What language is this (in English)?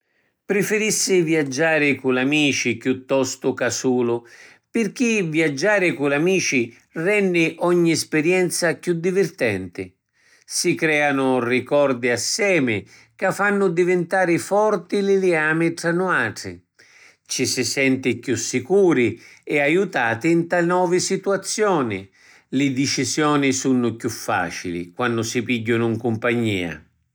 Sicilian